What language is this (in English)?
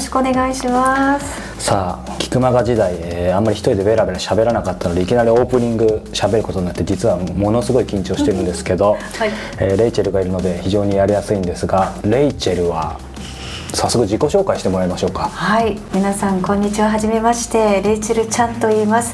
Japanese